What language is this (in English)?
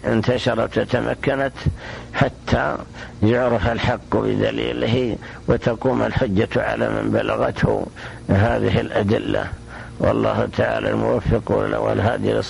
Arabic